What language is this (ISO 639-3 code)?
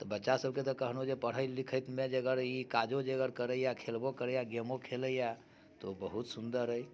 mai